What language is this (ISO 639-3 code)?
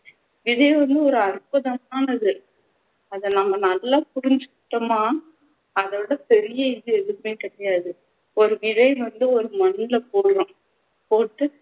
tam